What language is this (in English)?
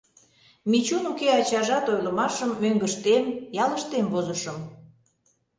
Mari